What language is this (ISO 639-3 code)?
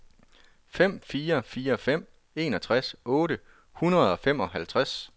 dan